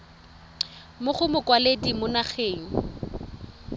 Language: Tswana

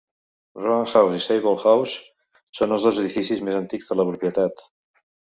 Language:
Catalan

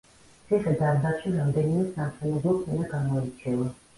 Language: Georgian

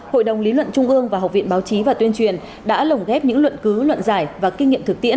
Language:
Vietnamese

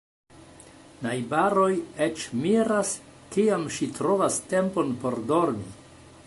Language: Esperanto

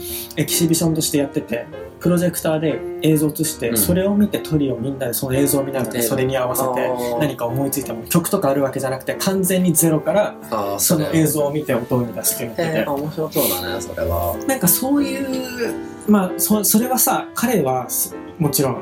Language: Japanese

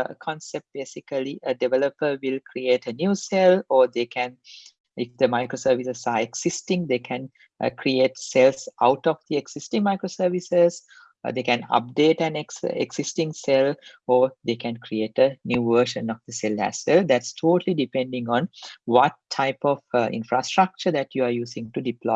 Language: English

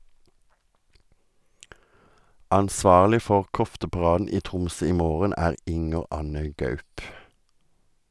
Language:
Norwegian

